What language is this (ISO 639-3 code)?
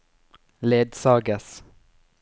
nor